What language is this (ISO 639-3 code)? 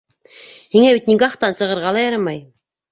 bak